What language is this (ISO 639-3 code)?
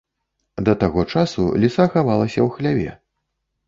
bel